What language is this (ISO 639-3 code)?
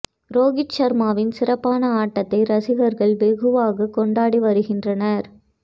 tam